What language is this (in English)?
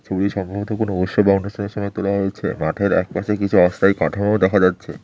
Bangla